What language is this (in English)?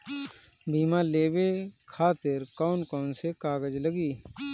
Bhojpuri